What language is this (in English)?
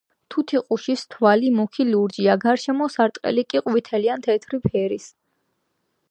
Georgian